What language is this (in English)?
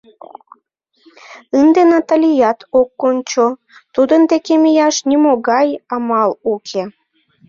Mari